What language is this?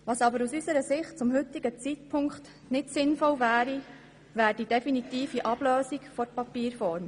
Swiss German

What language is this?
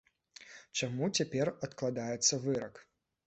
Belarusian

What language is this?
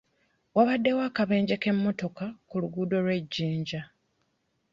Ganda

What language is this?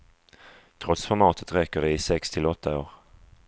Swedish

